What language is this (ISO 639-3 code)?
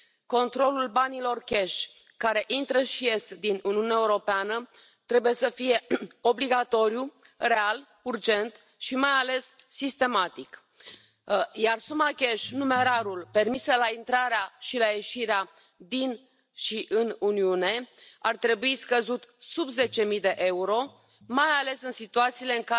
spa